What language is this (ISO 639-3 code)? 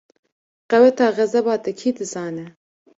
kur